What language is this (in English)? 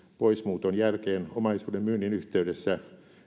Finnish